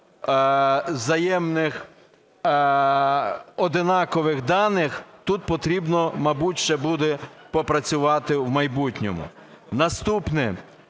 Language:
Ukrainian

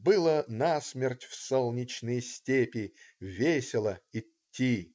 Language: Russian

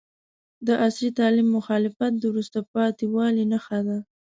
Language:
Pashto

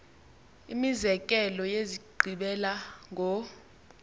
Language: Xhosa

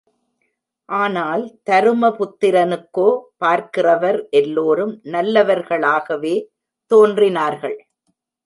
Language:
Tamil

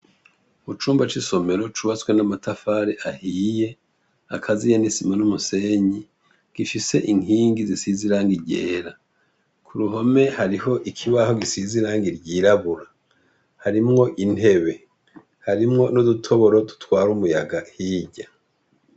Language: Rundi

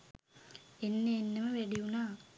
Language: Sinhala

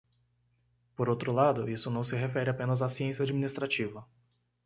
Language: Portuguese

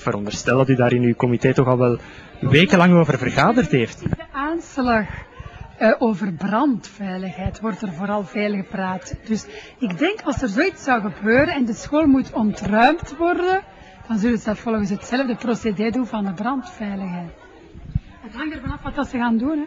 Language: Dutch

